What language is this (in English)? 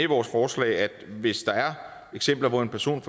Danish